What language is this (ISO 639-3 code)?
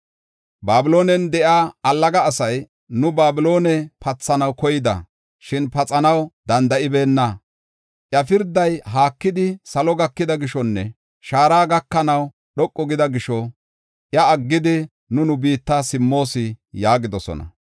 gof